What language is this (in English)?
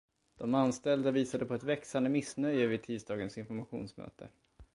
Swedish